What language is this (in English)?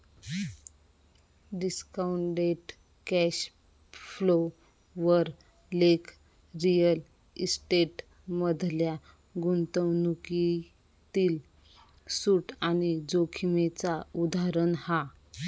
Marathi